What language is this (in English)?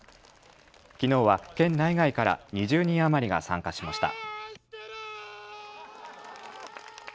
Japanese